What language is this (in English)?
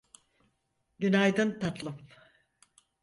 Turkish